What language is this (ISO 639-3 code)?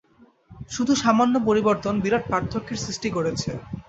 ben